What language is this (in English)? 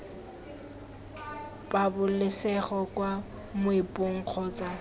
Tswana